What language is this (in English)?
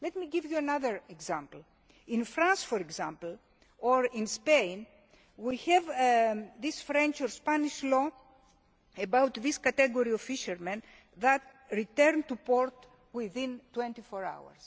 English